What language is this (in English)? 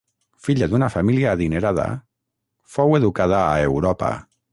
Catalan